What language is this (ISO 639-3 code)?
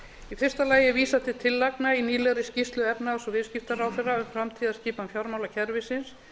isl